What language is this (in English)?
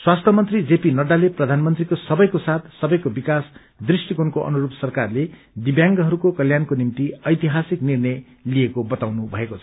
Nepali